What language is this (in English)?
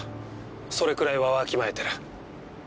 Japanese